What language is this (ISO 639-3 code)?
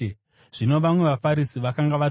sna